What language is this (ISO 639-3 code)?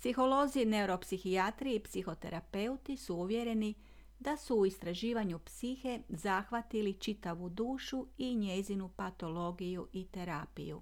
hrv